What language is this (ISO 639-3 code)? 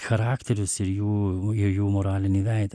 lit